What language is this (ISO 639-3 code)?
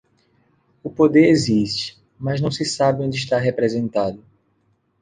por